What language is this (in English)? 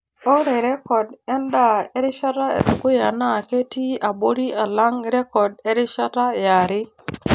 Masai